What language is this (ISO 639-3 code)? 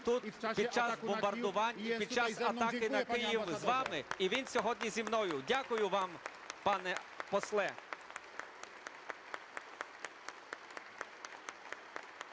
ukr